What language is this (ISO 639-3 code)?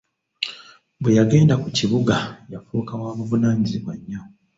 lug